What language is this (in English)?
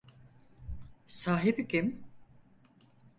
Turkish